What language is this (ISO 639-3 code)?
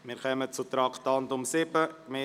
gsw